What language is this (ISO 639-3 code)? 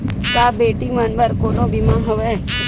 hne